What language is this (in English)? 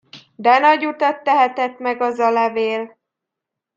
Hungarian